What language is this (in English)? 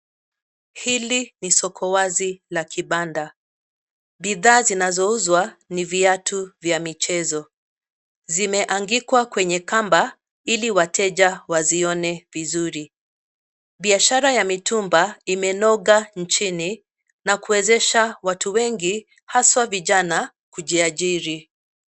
Swahili